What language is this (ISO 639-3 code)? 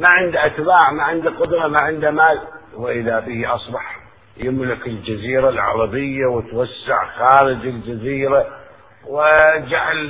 ara